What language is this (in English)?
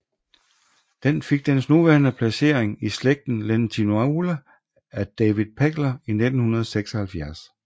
Danish